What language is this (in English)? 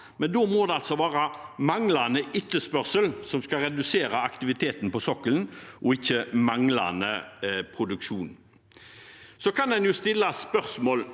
Norwegian